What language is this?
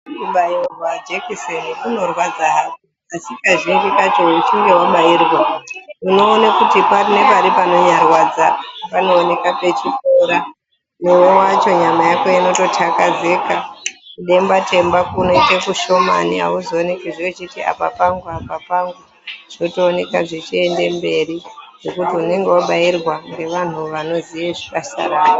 Ndau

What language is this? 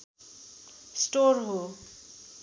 Nepali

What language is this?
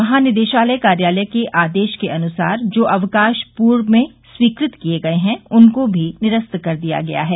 Hindi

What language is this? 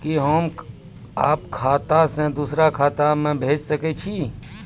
Maithili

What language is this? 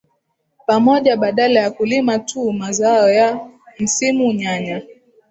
Swahili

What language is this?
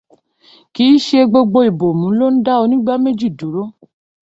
Yoruba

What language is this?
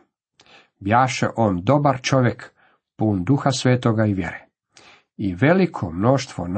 Croatian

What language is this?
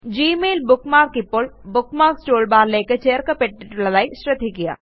Malayalam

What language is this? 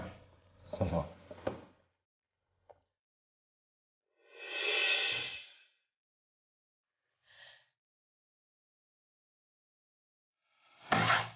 Indonesian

